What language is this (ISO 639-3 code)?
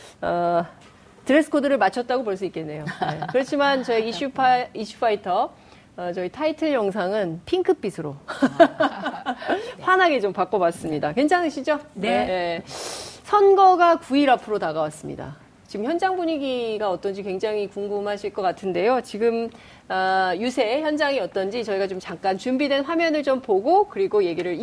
kor